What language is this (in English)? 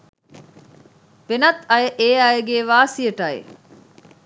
Sinhala